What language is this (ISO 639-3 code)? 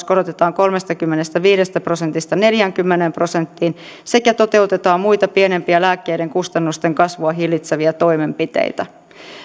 fin